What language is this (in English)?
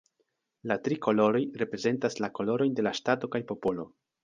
Esperanto